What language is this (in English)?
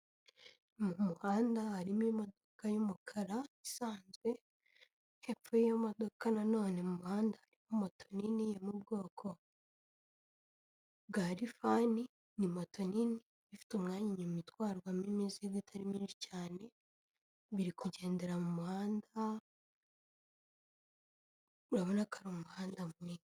Kinyarwanda